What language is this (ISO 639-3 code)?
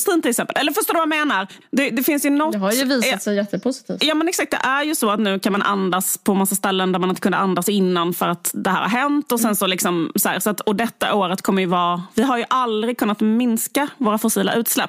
swe